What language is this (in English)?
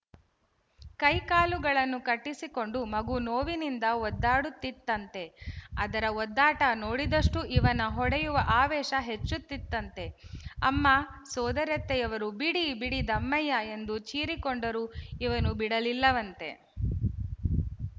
Kannada